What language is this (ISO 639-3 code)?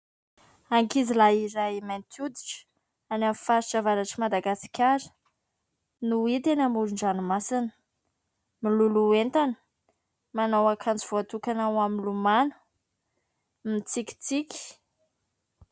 mlg